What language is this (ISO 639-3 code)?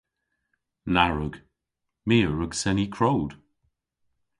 cor